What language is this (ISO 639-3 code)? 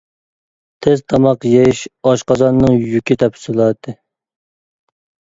uig